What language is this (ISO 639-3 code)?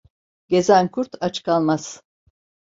tur